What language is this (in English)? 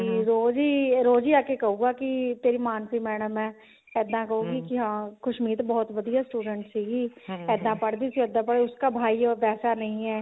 Punjabi